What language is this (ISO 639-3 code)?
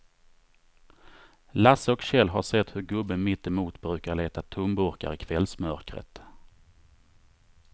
swe